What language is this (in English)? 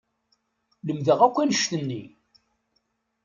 Kabyle